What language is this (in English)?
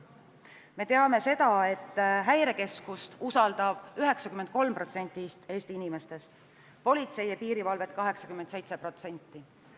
Estonian